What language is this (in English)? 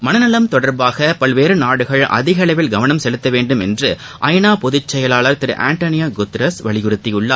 Tamil